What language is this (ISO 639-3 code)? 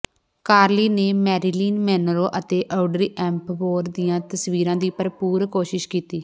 pan